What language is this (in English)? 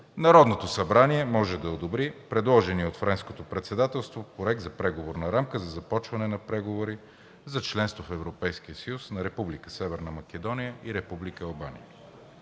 Bulgarian